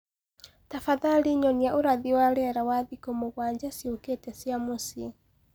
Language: Kikuyu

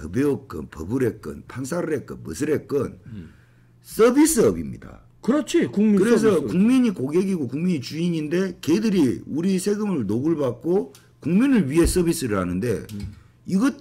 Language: Korean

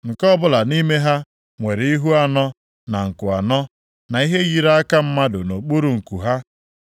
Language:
Igbo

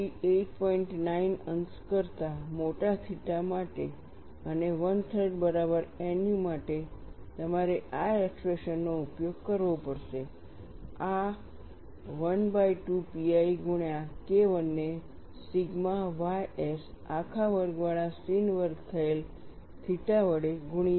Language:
Gujarati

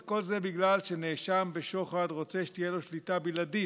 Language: Hebrew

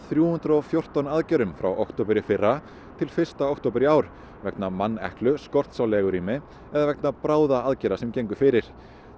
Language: Icelandic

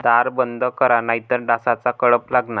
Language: Marathi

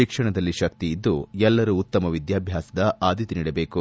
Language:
Kannada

